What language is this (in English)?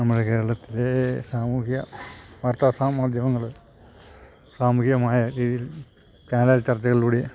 Malayalam